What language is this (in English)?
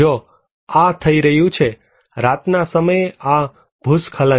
Gujarati